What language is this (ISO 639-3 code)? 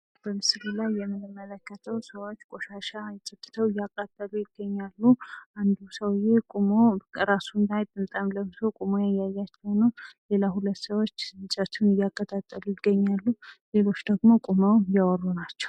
amh